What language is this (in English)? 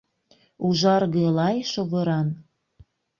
Mari